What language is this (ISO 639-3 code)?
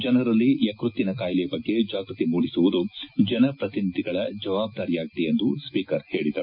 kan